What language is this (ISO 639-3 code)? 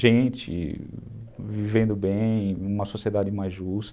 por